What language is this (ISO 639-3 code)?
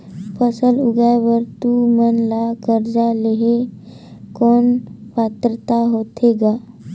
hne